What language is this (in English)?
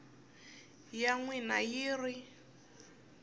Tsonga